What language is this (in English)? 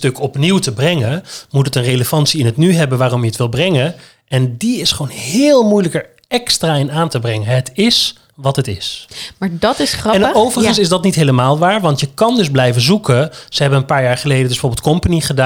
Dutch